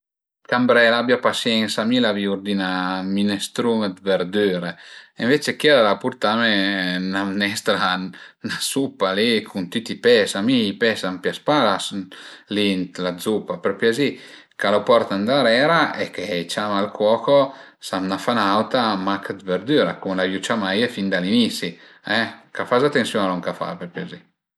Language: Piedmontese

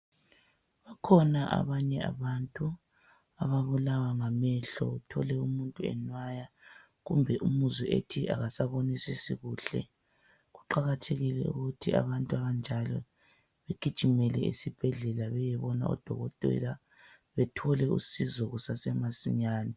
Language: North Ndebele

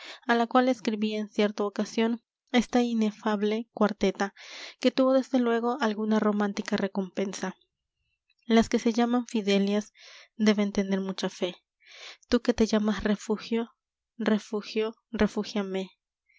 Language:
Spanish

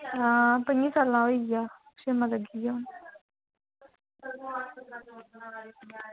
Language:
Dogri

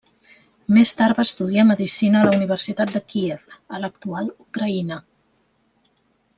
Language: Catalan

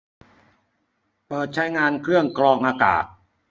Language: Thai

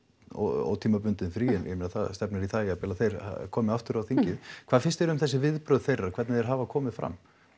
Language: Icelandic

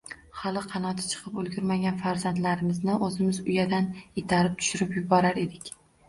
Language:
Uzbek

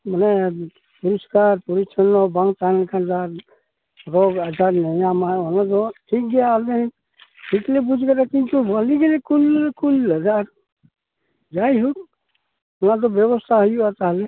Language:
Santali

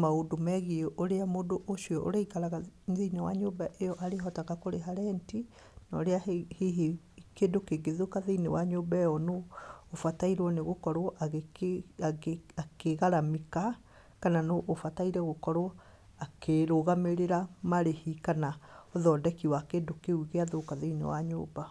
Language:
Kikuyu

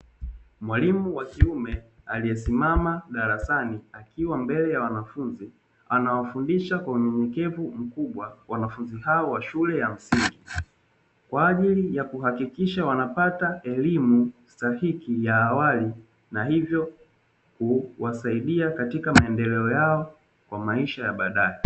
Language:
Swahili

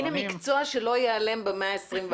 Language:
Hebrew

